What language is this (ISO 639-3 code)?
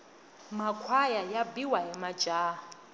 tso